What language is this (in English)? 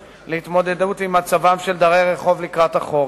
Hebrew